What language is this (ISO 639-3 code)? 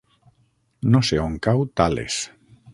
cat